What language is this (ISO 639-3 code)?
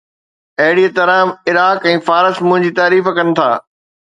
snd